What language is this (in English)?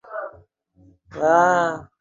Swahili